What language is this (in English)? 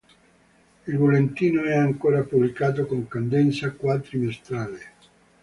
Italian